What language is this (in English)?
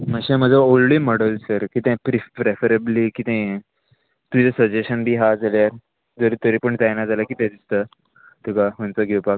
Konkani